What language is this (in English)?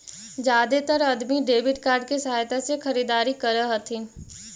Magahi